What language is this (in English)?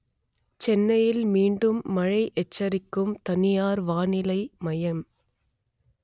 Tamil